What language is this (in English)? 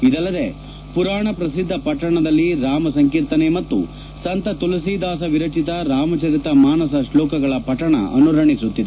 Kannada